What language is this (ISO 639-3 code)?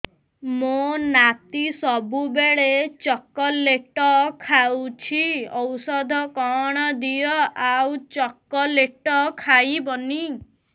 ori